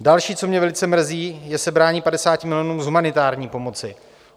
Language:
Czech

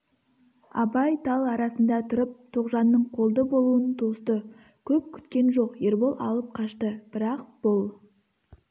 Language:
Kazakh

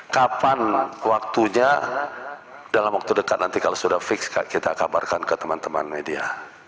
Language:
Indonesian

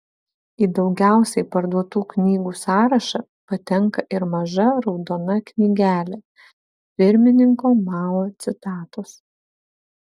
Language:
Lithuanian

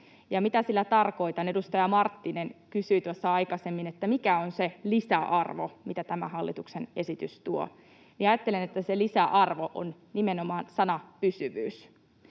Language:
Finnish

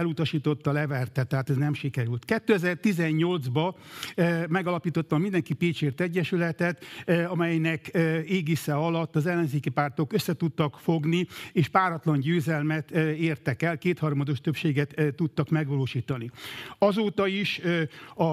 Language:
Hungarian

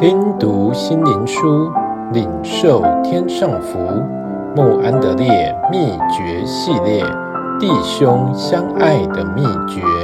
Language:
Chinese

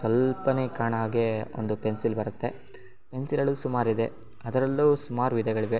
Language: Kannada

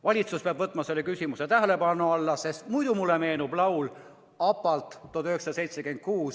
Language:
Estonian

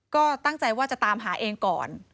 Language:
Thai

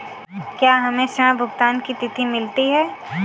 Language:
Hindi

